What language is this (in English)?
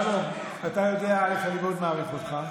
Hebrew